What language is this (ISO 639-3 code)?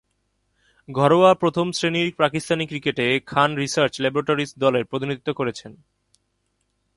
ben